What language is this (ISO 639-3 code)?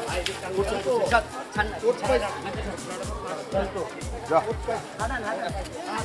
nld